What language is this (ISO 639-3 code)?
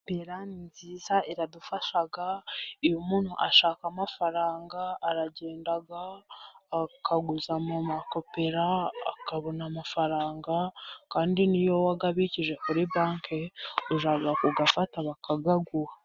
kin